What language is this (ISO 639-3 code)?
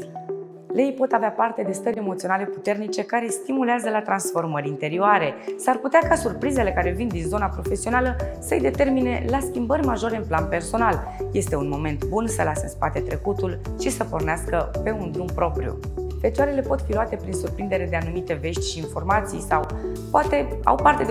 ron